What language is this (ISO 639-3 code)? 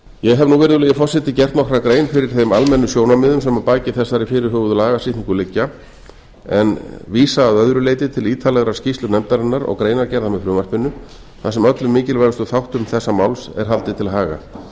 isl